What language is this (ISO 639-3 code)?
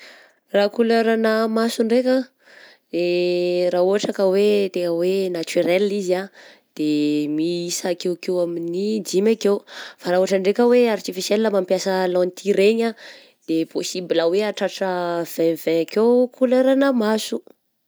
bzc